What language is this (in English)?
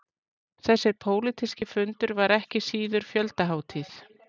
Icelandic